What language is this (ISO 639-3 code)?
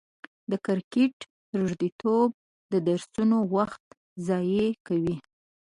pus